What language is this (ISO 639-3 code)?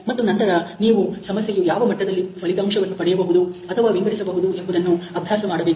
kan